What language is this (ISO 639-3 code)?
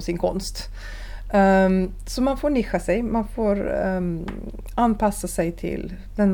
swe